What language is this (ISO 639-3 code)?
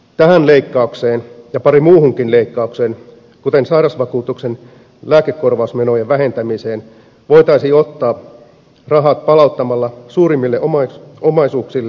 fin